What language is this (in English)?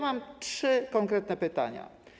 Polish